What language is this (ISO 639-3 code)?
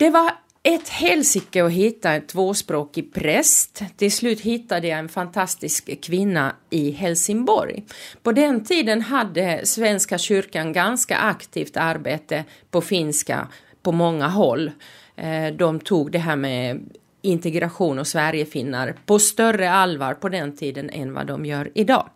swe